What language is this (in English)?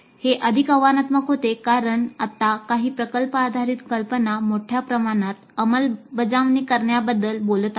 Marathi